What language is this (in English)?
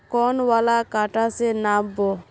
Magahi